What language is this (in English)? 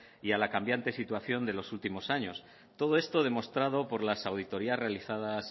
Spanish